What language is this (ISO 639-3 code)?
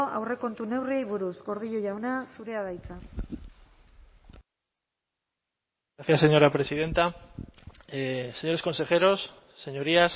eus